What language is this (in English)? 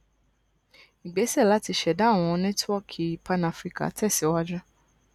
Yoruba